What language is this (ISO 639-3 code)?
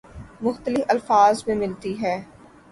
urd